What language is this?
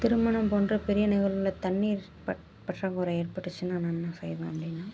Tamil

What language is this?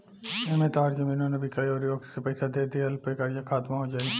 Bhojpuri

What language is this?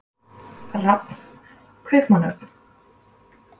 Icelandic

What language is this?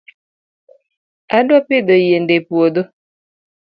Luo (Kenya and Tanzania)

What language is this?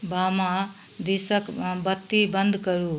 Maithili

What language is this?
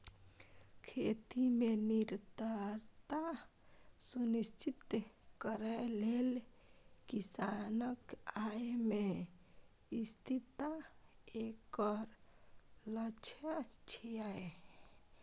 Maithili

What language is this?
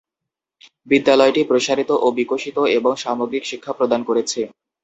Bangla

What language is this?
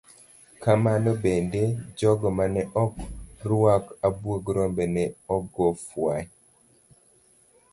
Luo (Kenya and Tanzania)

